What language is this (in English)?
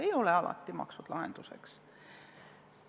Estonian